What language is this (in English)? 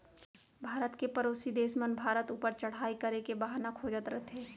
Chhattisgarhi